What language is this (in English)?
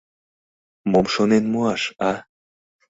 Mari